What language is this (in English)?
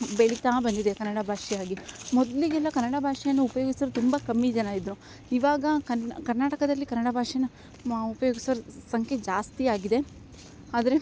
Kannada